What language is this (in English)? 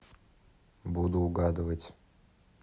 Russian